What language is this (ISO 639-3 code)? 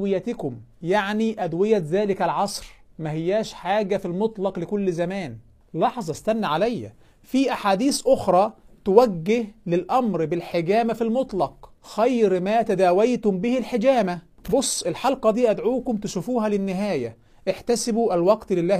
ara